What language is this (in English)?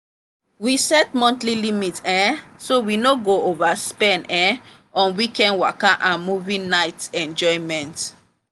Nigerian Pidgin